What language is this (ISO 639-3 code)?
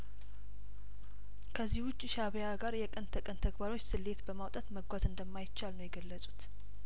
amh